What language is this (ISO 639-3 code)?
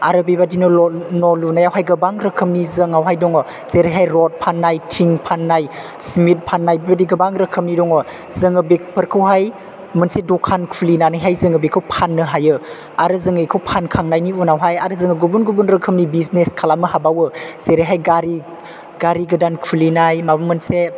brx